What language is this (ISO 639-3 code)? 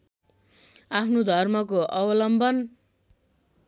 nep